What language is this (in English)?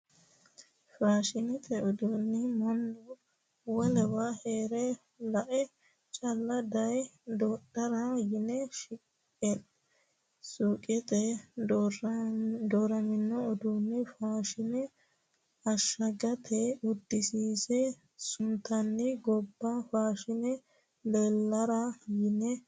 Sidamo